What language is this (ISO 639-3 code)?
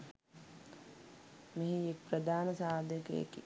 sin